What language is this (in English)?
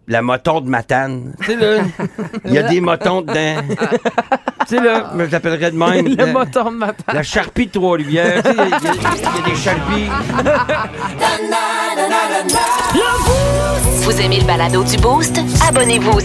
French